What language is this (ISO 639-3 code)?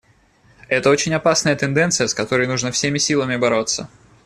rus